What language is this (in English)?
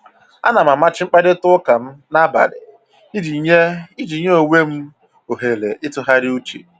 Igbo